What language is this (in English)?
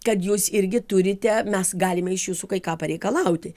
Lithuanian